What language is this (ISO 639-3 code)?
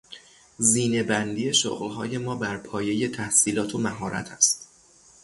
fas